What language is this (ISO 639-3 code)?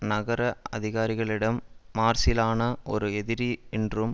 tam